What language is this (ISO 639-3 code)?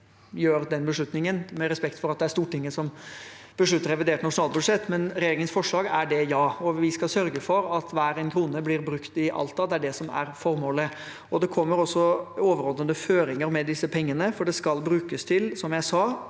nor